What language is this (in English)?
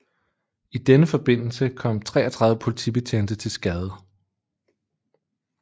Danish